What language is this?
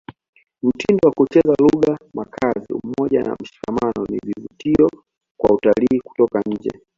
Swahili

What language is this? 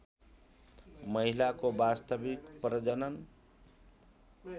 Nepali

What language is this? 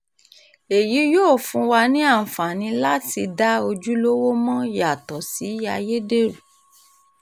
Yoruba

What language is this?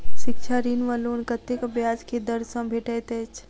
Maithili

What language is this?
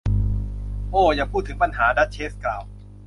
Thai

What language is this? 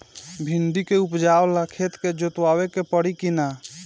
Bhojpuri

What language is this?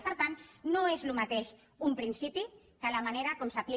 Catalan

